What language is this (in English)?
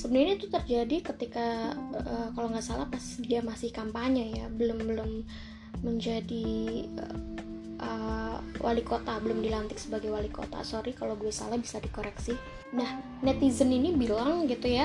Indonesian